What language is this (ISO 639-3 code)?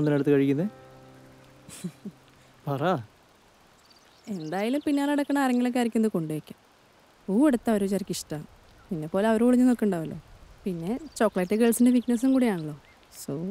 mal